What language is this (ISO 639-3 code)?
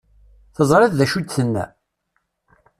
kab